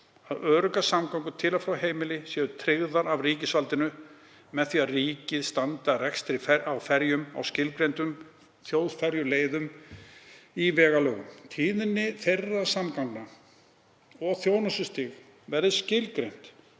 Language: Icelandic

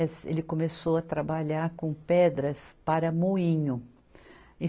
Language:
Portuguese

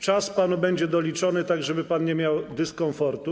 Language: Polish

